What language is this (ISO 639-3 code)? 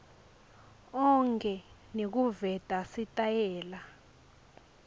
ssw